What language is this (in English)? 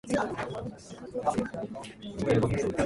Japanese